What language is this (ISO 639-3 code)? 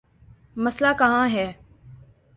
urd